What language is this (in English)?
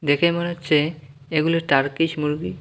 Bangla